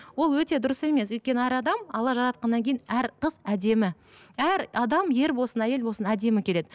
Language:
Kazakh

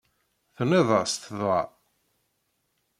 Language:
Kabyle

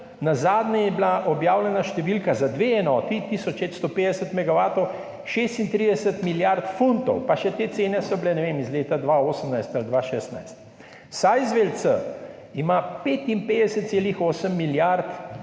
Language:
Slovenian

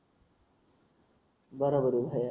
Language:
Marathi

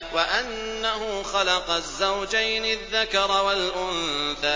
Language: Arabic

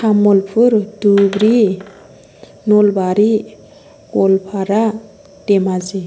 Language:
Bodo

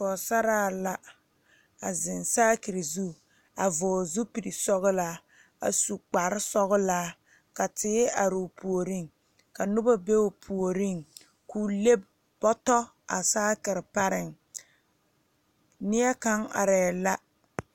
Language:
Southern Dagaare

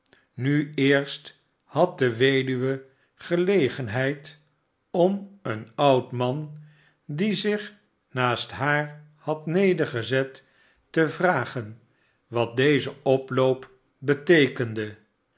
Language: Dutch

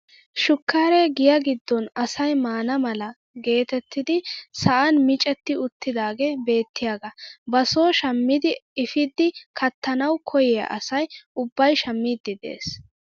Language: Wolaytta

